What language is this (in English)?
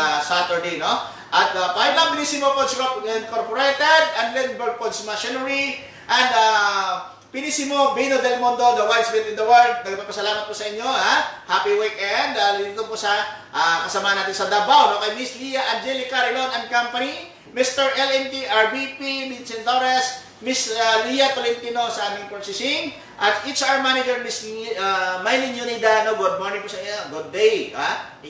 Filipino